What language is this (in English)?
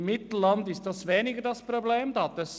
Swiss German